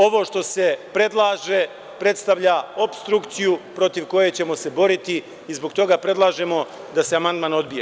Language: Serbian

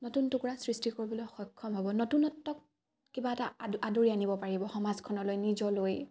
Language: Assamese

